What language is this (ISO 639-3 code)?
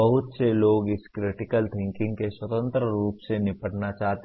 hin